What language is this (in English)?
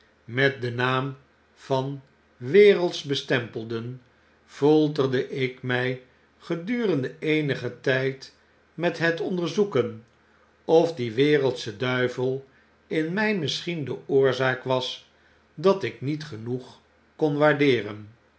Dutch